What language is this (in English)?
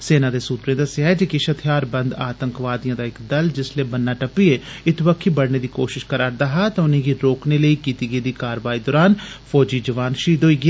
Dogri